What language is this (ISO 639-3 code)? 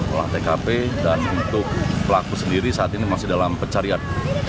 ind